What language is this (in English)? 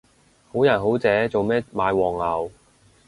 Cantonese